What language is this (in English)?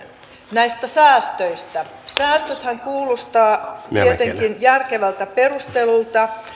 Finnish